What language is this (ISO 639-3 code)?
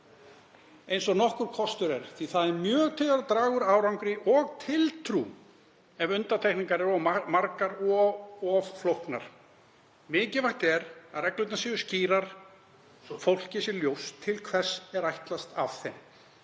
isl